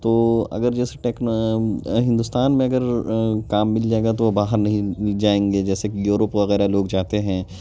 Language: Urdu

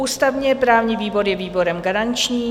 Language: Czech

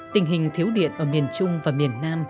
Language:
Vietnamese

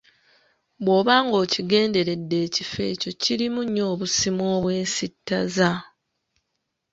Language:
Ganda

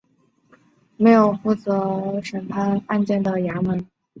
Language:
Chinese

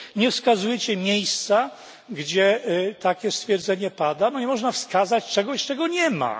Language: Polish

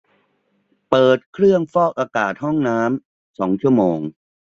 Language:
Thai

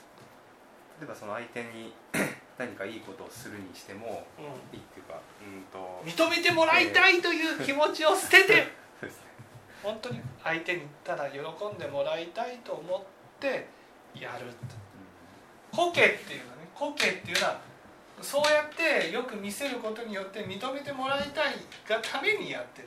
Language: Japanese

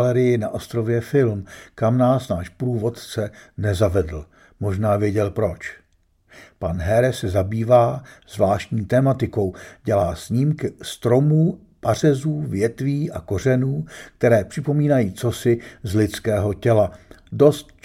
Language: Czech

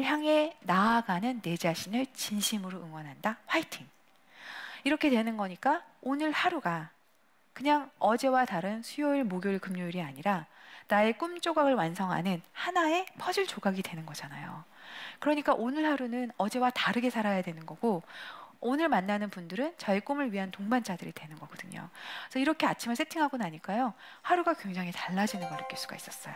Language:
Korean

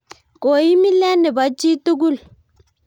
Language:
Kalenjin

